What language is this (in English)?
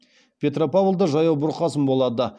Kazakh